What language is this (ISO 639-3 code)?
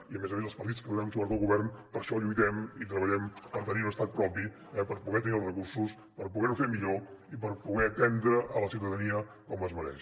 cat